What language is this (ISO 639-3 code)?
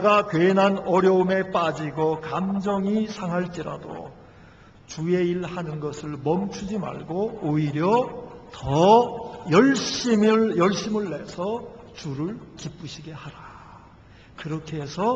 kor